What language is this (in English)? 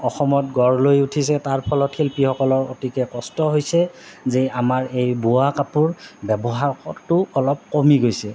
Assamese